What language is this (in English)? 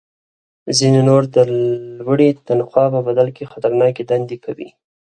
Pashto